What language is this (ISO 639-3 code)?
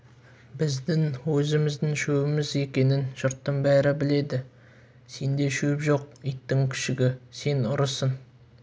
kaz